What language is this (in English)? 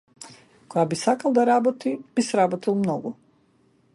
Macedonian